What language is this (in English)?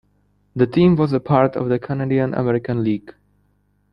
English